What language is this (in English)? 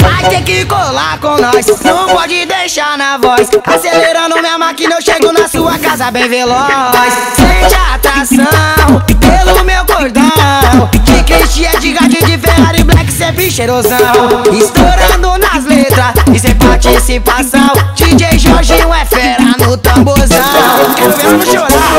Romanian